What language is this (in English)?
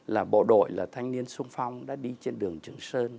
Vietnamese